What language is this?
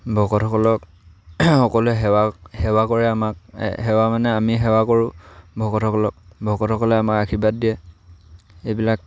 Assamese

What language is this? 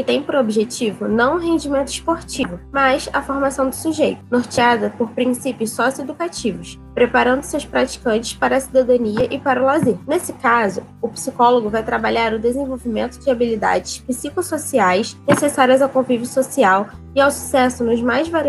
Portuguese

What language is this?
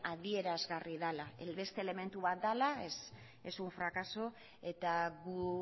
Basque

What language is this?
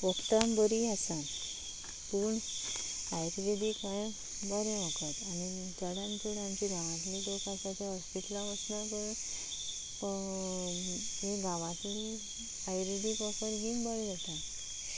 Konkani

